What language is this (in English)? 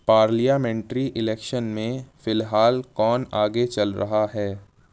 Urdu